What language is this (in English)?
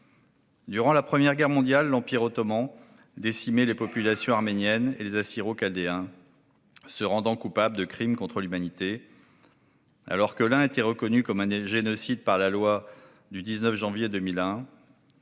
French